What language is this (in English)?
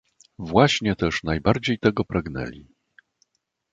Polish